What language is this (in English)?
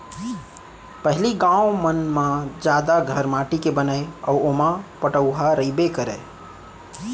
Chhattisgarhi